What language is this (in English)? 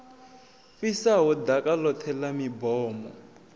Venda